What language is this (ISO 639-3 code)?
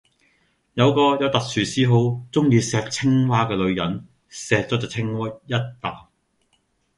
yue